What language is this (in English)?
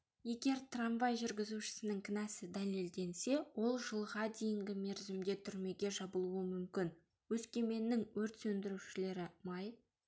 Kazakh